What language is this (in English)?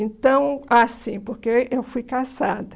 Portuguese